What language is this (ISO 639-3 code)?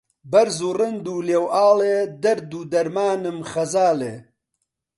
ckb